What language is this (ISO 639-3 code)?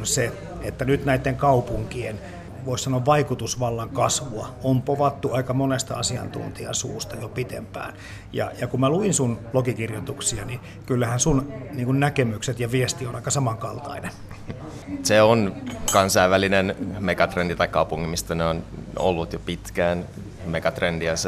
fin